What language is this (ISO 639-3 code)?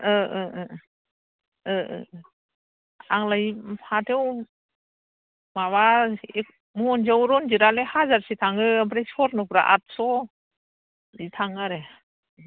brx